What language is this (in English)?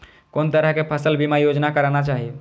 Maithili